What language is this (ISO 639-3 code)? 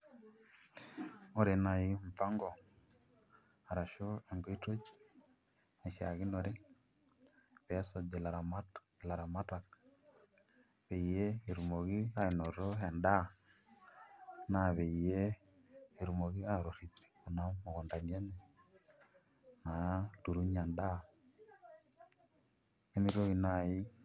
mas